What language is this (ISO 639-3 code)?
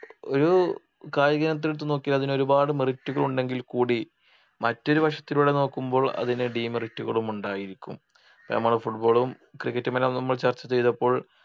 mal